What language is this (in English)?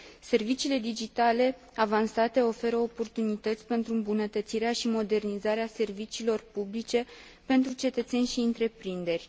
Romanian